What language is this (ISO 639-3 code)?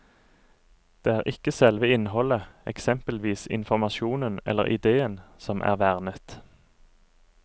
nor